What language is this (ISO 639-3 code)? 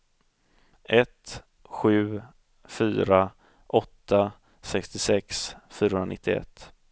swe